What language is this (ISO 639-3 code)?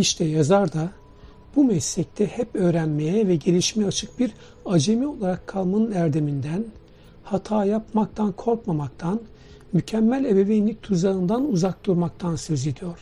tur